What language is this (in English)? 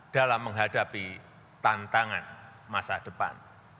Indonesian